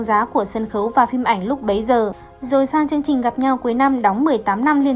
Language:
Vietnamese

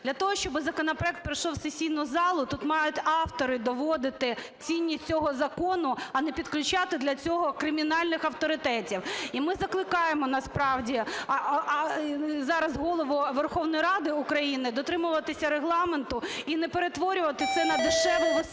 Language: Ukrainian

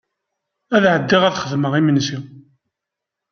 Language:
Kabyle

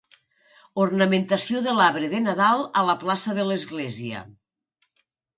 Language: Catalan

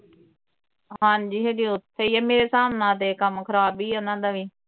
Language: Punjabi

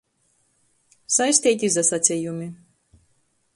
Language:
Latgalian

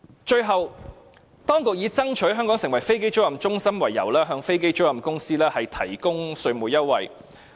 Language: Cantonese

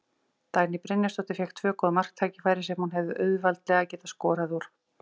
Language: Icelandic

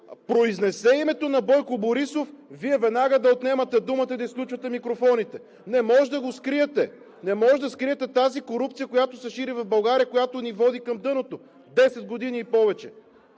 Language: Bulgarian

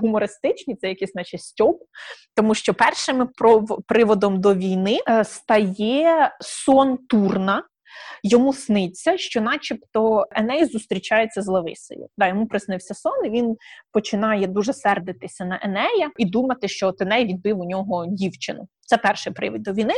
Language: Ukrainian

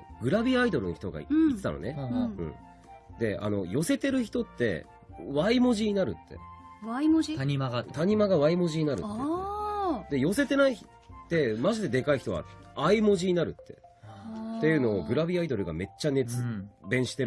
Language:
Japanese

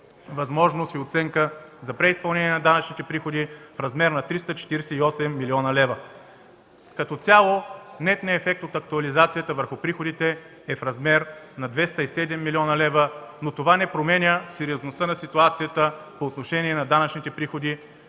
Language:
Bulgarian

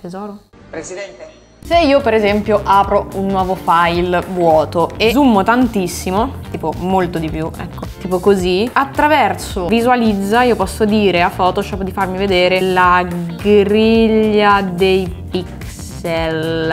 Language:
Italian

